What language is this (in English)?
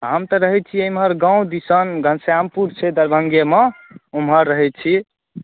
Maithili